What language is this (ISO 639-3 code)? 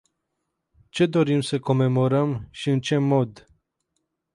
ron